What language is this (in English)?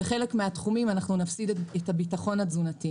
Hebrew